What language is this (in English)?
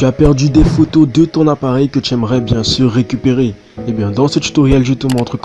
French